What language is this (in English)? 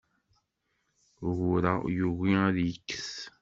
Kabyle